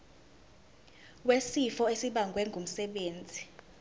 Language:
Zulu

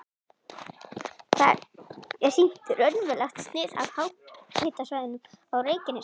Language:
Icelandic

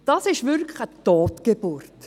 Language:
Swiss German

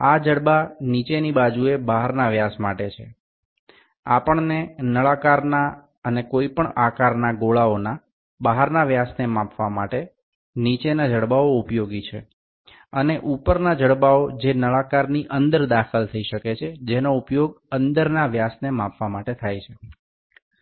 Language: Bangla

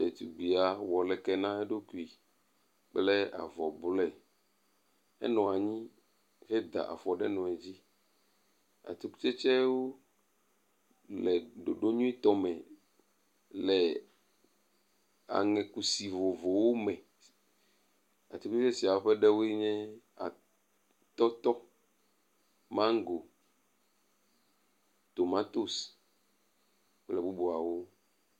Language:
Ewe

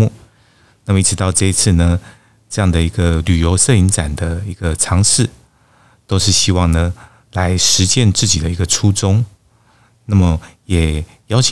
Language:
Chinese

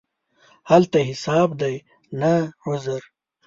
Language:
Pashto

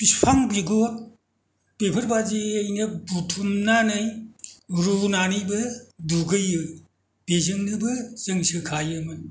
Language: Bodo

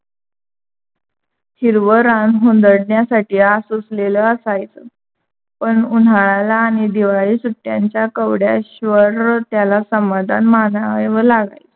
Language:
Marathi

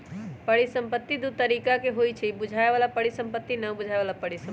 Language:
Magahi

